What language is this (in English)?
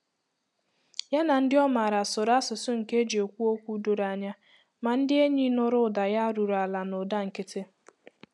Igbo